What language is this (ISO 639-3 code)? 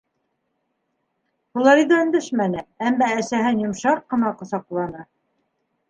bak